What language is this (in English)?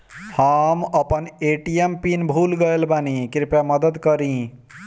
Bhojpuri